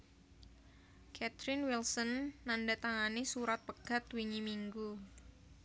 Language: Javanese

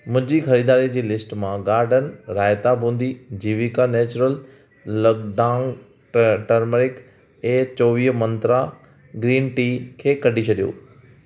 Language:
Sindhi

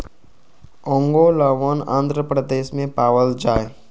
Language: Magahi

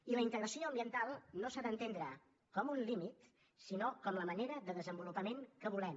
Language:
Catalan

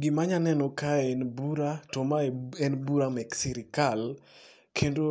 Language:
Luo (Kenya and Tanzania)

